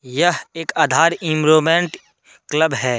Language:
Hindi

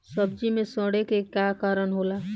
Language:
Bhojpuri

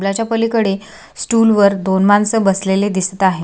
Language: Marathi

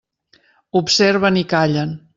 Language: Catalan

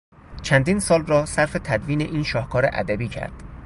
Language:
Persian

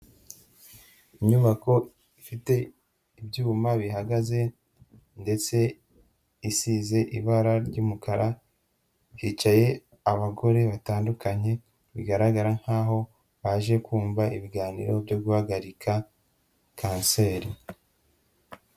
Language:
Kinyarwanda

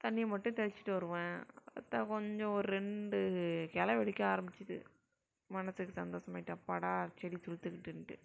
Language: Tamil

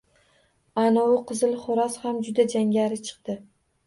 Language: Uzbek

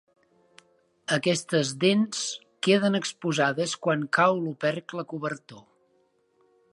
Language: Catalan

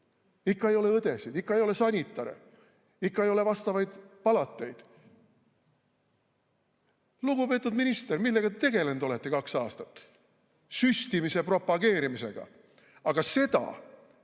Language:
Estonian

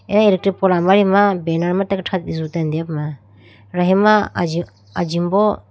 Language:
Idu-Mishmi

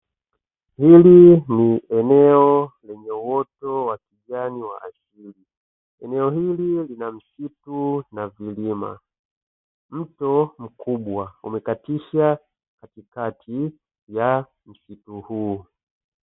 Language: Swahili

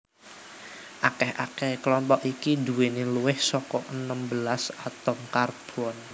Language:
Javanese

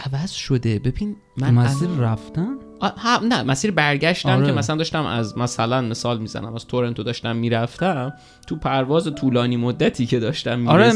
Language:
Persian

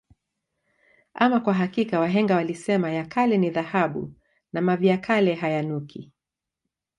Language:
Swahili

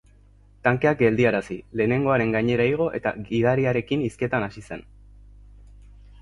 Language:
Basque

